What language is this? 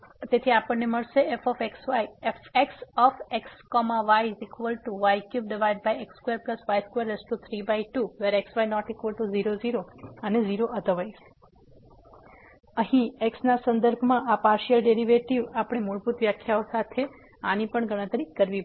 Gujarati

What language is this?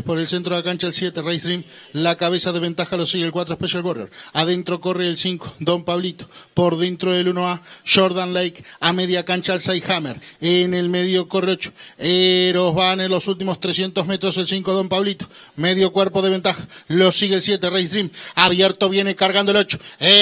Spanish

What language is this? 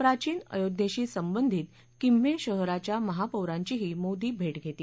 Marathi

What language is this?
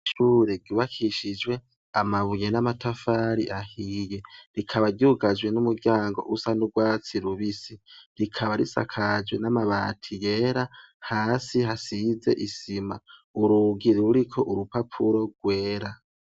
Rundi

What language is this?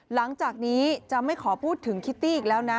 Thai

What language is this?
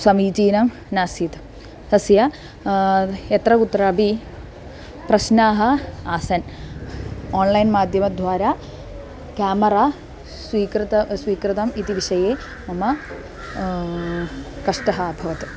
Sanskrit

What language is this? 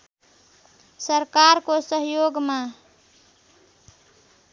Nepali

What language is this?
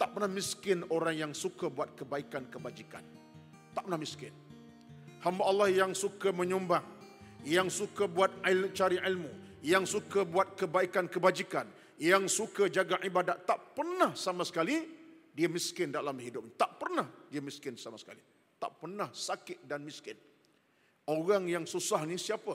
Malay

